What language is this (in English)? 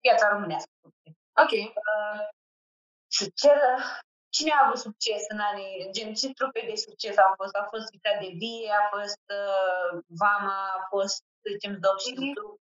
Romanian